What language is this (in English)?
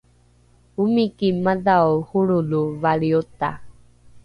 Rukai